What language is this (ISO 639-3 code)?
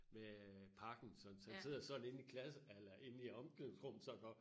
dan